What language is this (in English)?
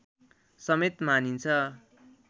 Nepali